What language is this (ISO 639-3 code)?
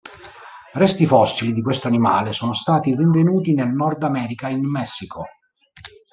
ita